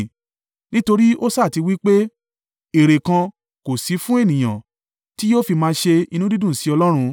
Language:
Yoruba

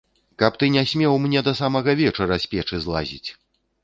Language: Belarusian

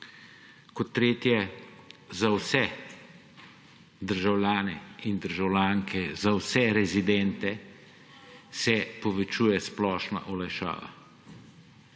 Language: Slovenian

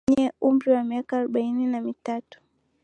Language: Swahili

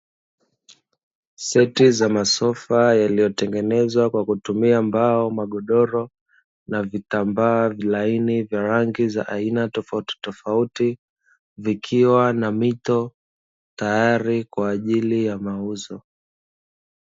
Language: Swahili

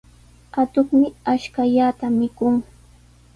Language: Sihuas Ancash Quechua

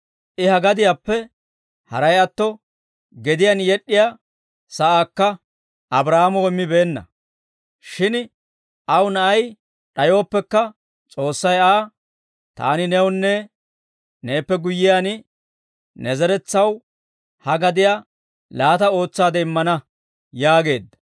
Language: Dawro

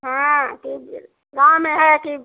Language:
Hindi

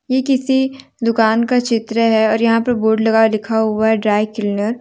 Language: Hindi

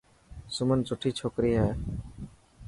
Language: Dhatki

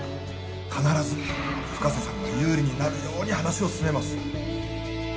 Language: Japanese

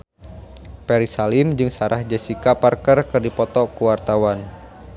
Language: Sundanese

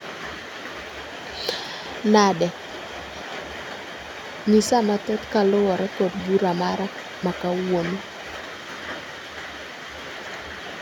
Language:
Luo (Kenya and Tanzania)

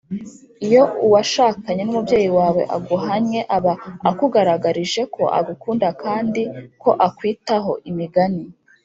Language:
Kinyarwanda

